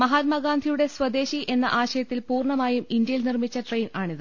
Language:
Malayalam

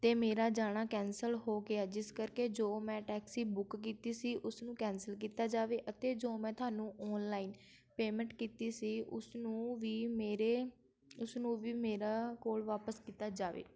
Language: Punjabi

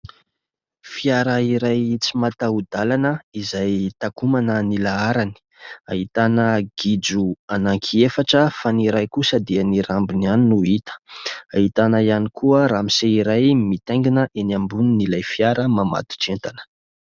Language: Malagasy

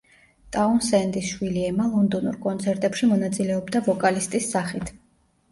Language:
Georgian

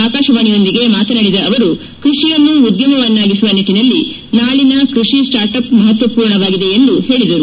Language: Kannada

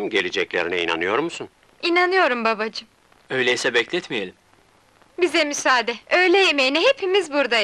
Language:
Turkish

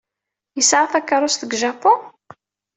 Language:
Kabyle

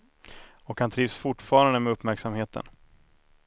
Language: Swedish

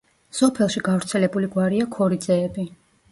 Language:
Georgian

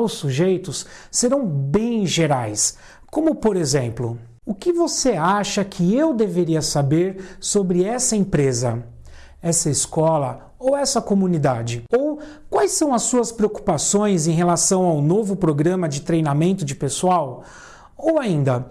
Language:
Portuguese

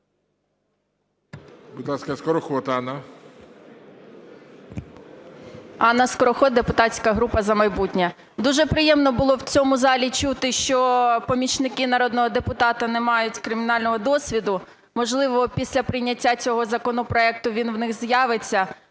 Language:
Ukrainian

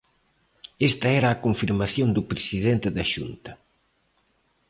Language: Galician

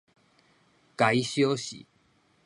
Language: Min Nan Chinese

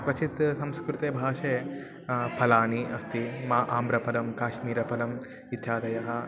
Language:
Sanskrit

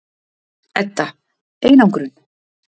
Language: Icelandic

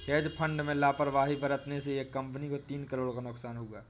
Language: Hindi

